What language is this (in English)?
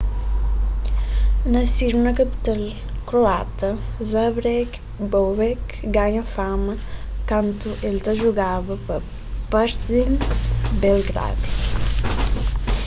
Kabuverdianu